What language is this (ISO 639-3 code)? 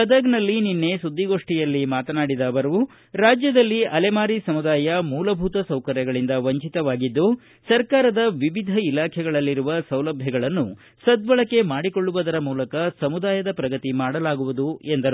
kan